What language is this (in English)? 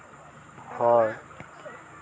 Santali